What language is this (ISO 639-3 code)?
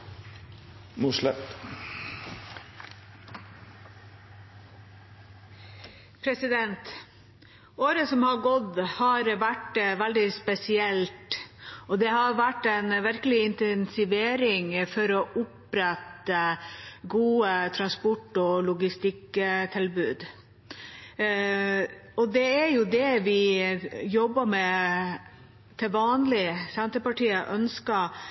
nor